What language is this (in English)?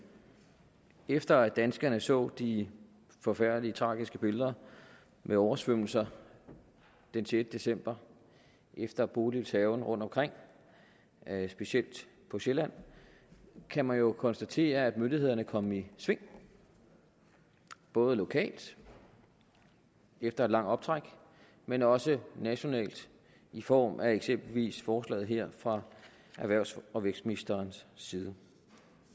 Danish